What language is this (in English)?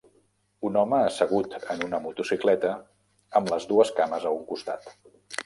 Catalan